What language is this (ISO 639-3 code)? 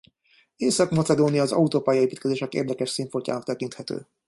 hun